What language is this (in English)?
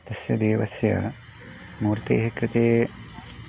Sanskrit